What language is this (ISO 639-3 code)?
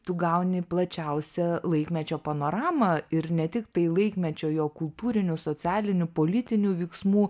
lit